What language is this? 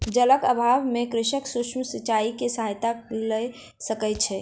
Maithili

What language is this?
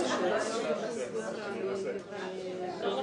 Hebrew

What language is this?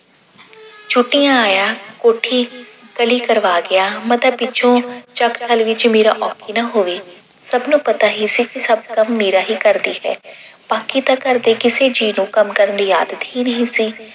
Punjabi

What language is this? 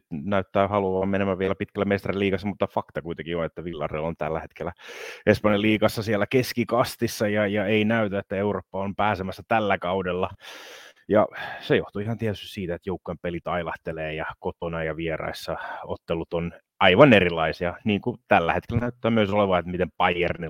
Finnish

